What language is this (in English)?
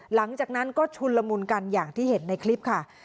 Thai